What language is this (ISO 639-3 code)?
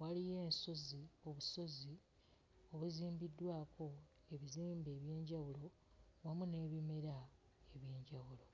lug